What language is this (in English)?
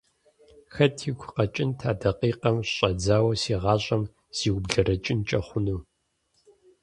Kabardian